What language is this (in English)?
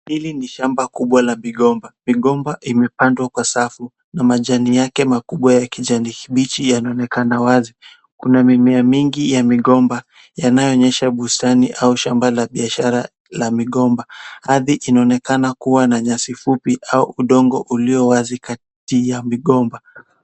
Swahili